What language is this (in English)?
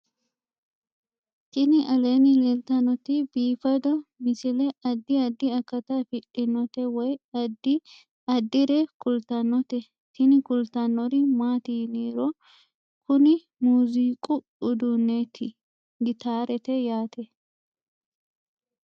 Sidamo